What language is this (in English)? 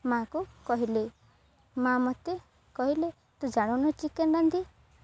Odia